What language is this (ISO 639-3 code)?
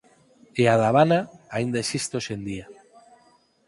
glg